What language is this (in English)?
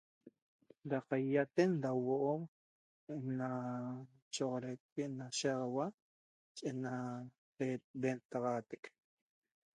Toba